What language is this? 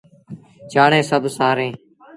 Sindhi Bhil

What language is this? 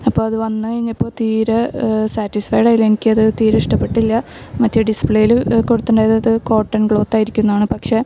Malayalam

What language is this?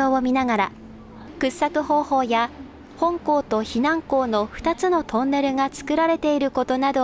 Japanese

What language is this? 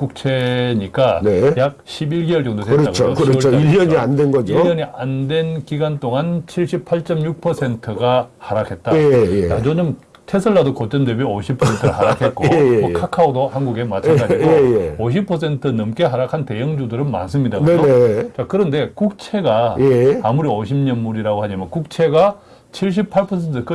Korean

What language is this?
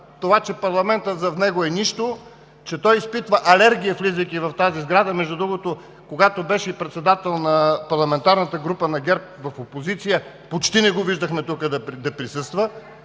Bulgarian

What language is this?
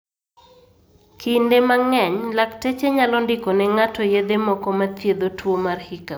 Luo (Kenya and Tanzania)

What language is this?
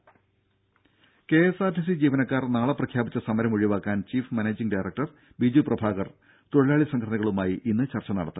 Malayalam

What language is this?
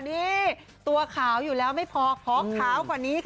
Thai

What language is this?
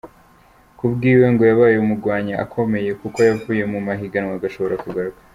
Kinyarwanda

